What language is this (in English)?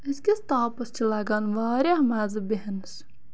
Kashmiri